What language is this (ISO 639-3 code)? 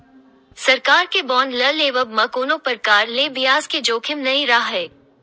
hne